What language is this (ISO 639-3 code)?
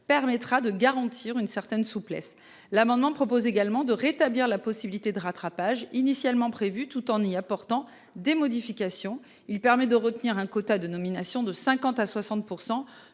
fra